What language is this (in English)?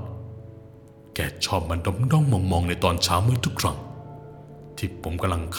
Thai